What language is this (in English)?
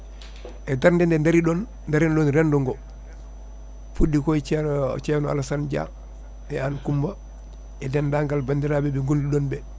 Fula